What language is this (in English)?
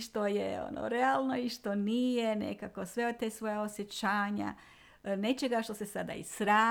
Croatian